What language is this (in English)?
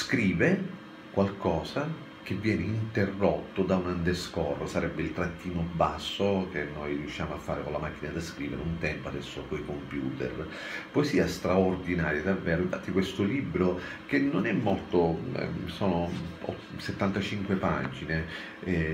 Italian